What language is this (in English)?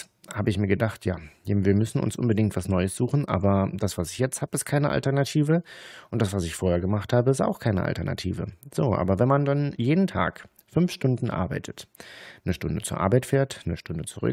German